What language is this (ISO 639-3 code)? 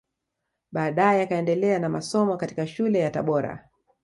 swa